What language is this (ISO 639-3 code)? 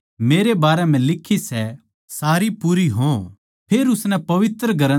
bgc